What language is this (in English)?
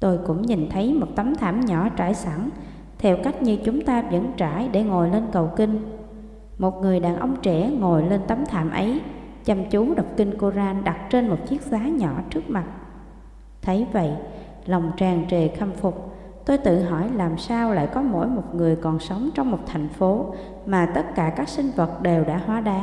Vietnamese